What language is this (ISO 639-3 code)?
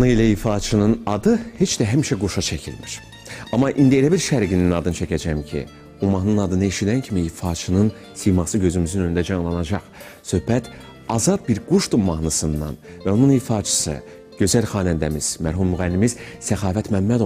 tur